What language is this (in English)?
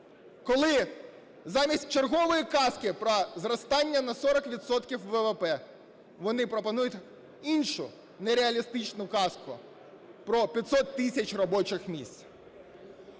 Ukrainian